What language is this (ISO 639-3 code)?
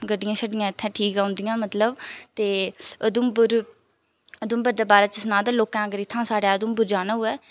doi